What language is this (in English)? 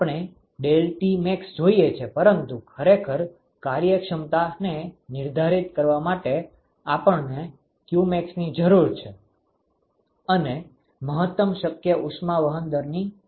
Gujarati